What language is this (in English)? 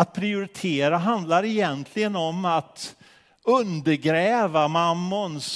Swedish